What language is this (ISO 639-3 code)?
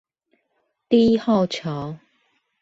zho